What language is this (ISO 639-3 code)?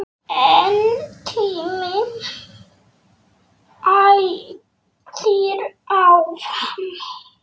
isl